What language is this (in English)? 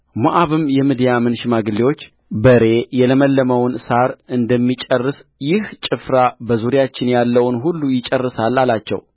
Amharic